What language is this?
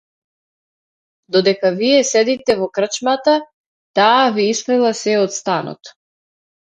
Macedonian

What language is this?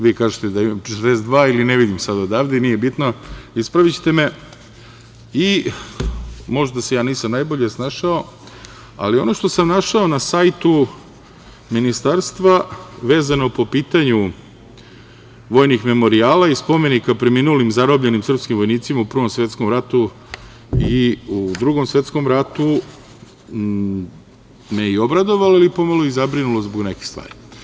Serbian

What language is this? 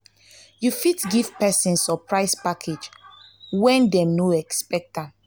Nigerian Pidgin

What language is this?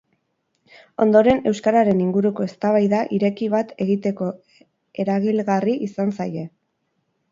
Basque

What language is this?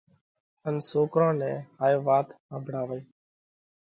Parkari Koli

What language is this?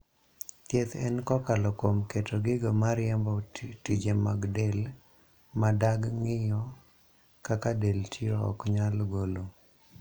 Luo (Kenya and Tanzania)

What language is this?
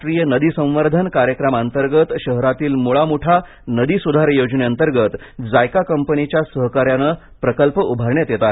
Marathi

